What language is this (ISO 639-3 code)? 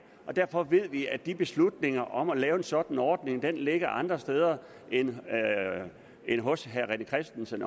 dan